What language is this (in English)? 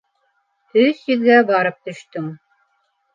Bashkir